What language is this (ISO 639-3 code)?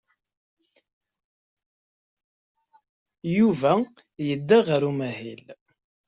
kab